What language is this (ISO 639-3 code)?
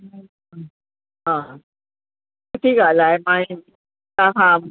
snd